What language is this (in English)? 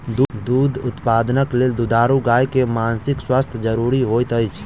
Maithili